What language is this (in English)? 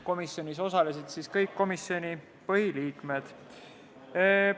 Estonian